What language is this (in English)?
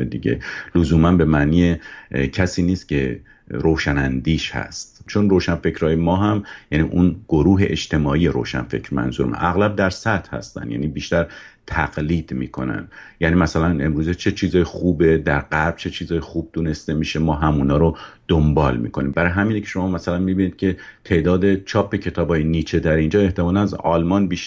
Persian